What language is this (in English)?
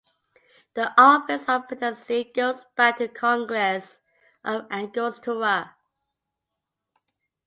English